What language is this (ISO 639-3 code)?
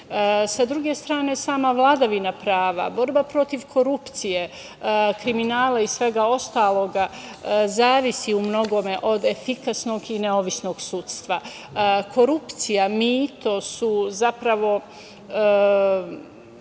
srp